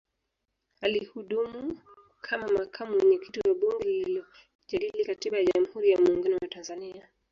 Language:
Swahili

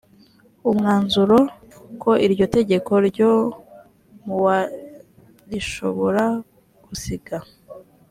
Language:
Kinyarwanda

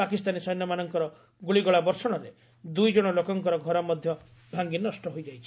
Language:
Odia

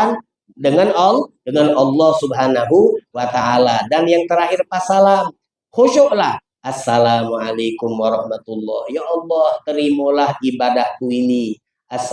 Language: Indonesian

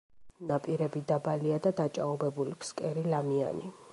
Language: Georgian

